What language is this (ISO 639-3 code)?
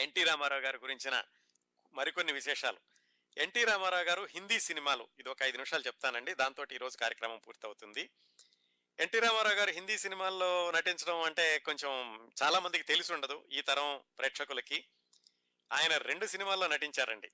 tel